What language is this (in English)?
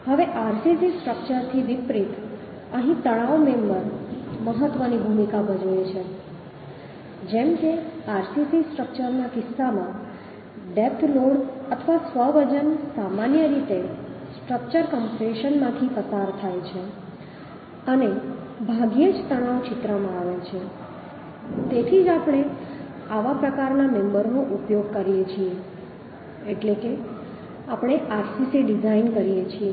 Gujarati